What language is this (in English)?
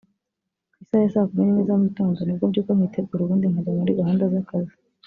Kinyarwanda